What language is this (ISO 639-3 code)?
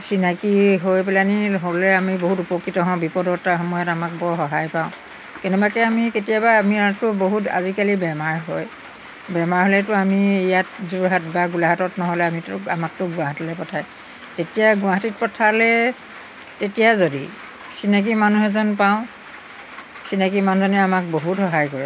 asm